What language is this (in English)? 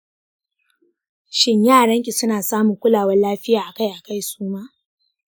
Hausa